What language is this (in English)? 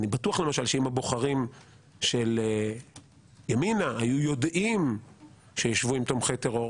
Hebrew